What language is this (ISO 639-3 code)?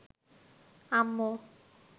ben